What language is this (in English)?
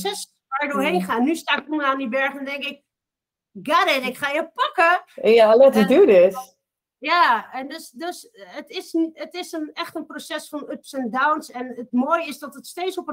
Dutch